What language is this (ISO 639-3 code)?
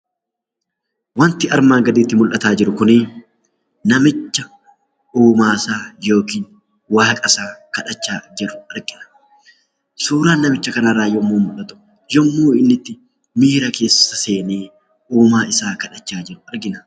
orm